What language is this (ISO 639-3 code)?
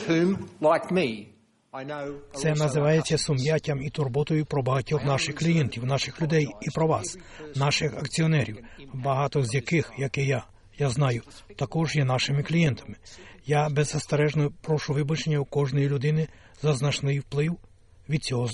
ukr